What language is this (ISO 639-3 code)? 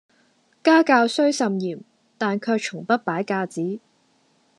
yue